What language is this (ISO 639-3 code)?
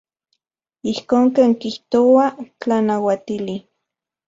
ncx